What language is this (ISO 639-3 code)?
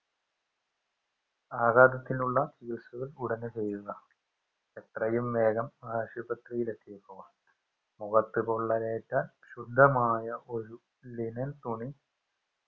mal